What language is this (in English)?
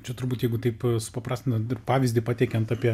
Lithuanian